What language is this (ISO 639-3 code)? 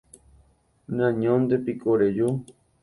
grn